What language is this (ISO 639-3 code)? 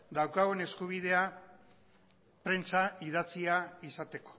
eus